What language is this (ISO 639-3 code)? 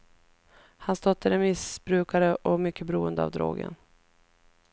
swe